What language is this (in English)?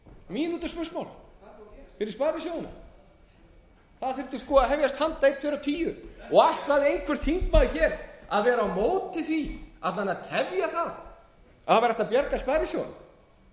Icelandic